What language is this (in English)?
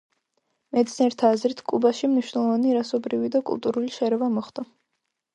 Georgian